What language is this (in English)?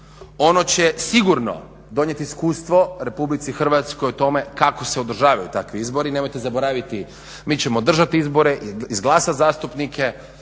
Croatian